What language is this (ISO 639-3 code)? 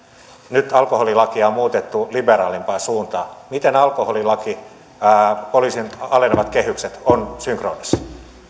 fin